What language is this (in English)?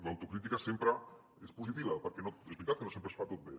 Catalan